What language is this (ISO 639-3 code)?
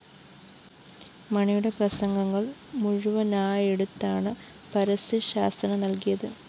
mal